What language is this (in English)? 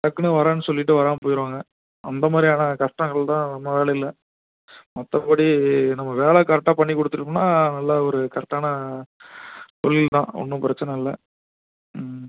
Tamil